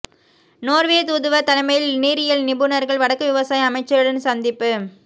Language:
Tamil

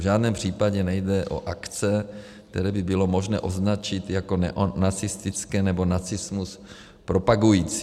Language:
Czech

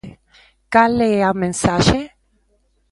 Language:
Galician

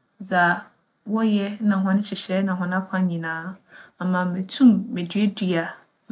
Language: Akan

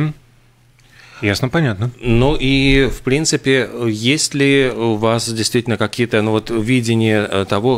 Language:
Russian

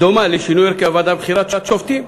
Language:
Hebrew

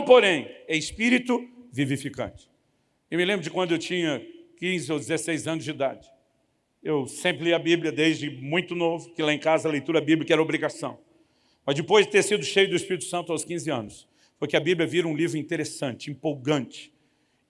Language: Portuguese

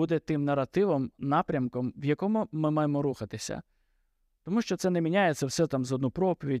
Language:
Ukrainian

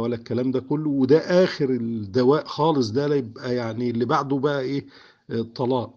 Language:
Arabic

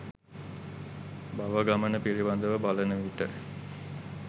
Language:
Sinhala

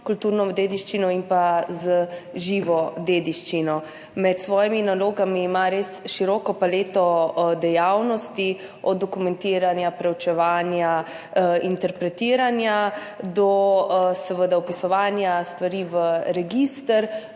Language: Slovenian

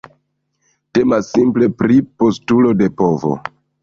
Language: Esperanto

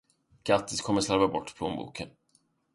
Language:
Swedish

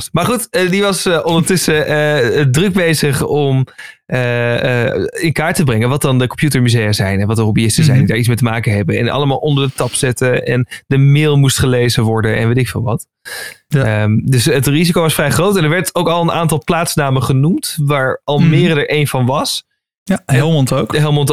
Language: Dutch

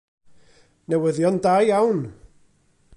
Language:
Welsh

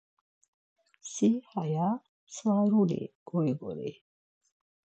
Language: Laz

